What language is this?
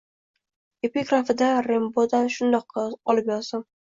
Uzbek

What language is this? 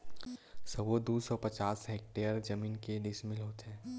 Chhattisgarhi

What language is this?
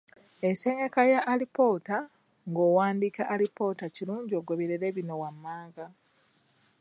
Ganda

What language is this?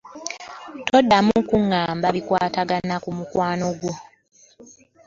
Ganda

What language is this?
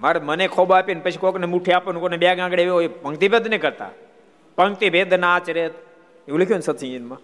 Gujarati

